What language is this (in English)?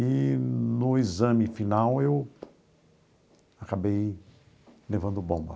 Portuguese